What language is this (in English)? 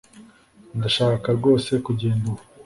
Kinyarwanda